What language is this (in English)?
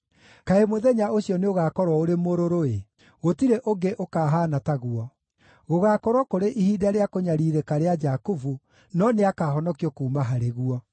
Kikuyu